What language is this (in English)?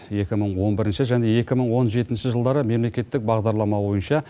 Kazakh